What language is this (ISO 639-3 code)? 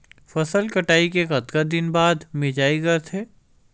hne